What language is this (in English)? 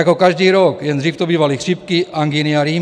Czech